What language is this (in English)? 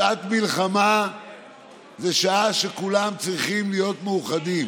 Hebrew